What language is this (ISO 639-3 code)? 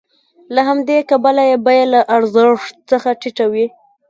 pus